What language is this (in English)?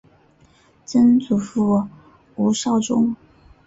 Chinese